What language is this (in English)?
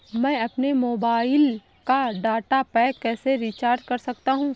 Hindi